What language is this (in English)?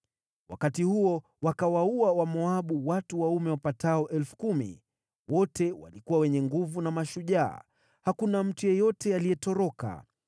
Swahili